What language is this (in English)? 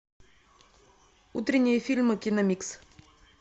Russian